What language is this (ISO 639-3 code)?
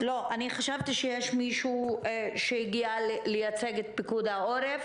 heb